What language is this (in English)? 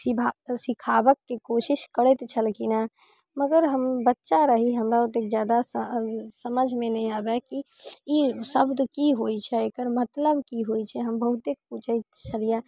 Maithili